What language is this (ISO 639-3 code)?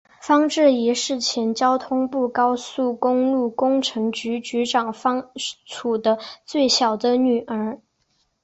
zho